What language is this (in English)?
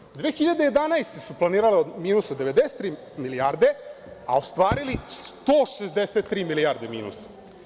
Serbian